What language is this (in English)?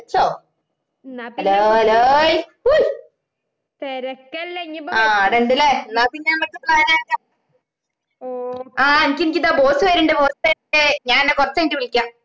Malayalam